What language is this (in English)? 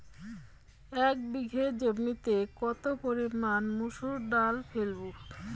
Bangla